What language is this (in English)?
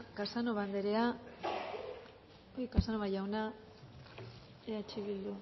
Basque